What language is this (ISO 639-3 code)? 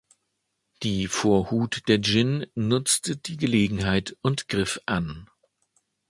deu